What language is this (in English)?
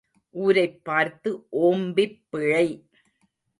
Tamil